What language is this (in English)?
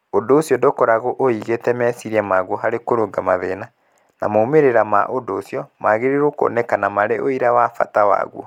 Kikuyu